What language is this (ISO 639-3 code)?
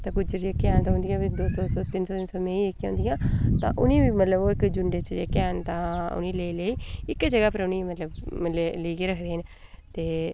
doi